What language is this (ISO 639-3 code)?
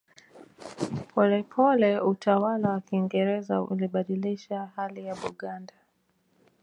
swa